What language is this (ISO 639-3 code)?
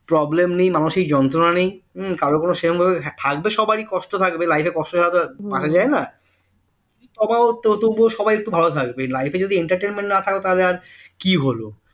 ben